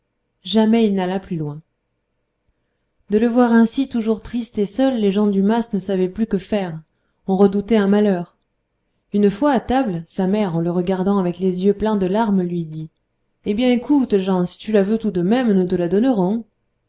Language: French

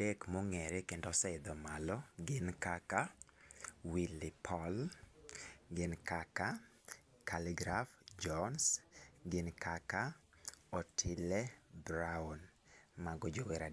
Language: Luo (Kenya and Tanzania)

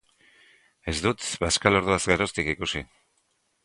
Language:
Basque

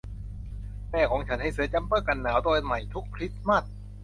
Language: Thai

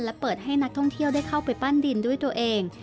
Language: Thai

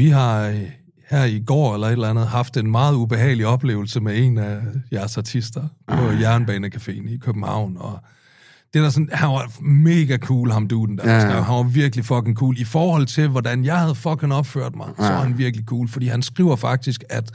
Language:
Danish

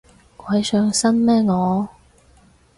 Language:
Cantonese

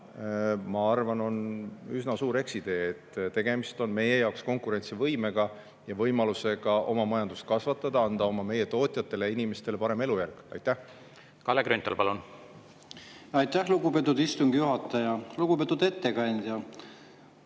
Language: Estonian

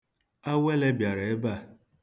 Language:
Igbo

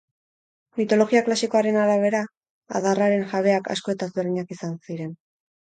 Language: Basque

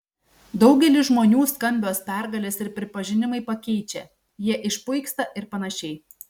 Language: Lithuanian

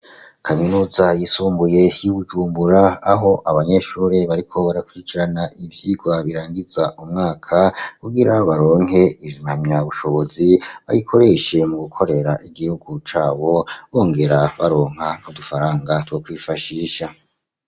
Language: Rundi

